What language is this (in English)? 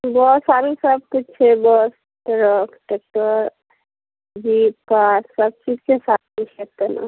Maithili